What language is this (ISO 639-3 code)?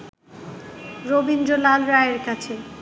ben